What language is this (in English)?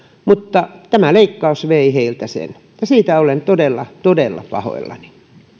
Finnish